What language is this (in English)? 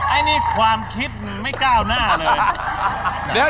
Thai